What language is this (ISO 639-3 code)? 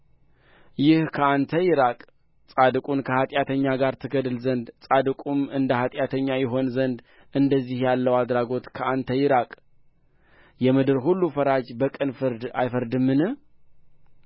amh